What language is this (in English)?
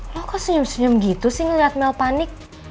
Indonesian